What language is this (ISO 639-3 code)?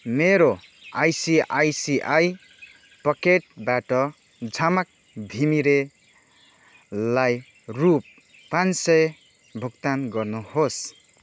nep